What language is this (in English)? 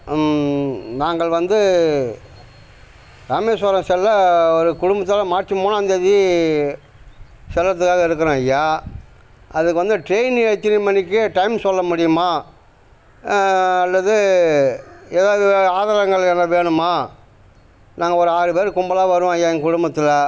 Tamil